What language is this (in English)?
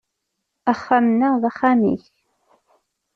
Kabyle